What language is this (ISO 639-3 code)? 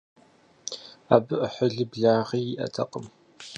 kbd